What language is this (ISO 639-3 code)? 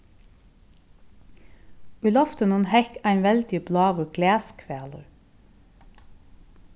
fao